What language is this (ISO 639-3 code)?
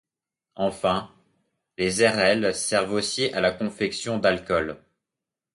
fra